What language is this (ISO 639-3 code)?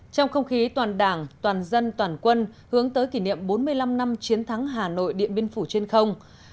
vie